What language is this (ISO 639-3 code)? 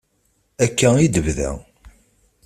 kab